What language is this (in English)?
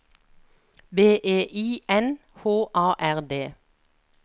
Norwegian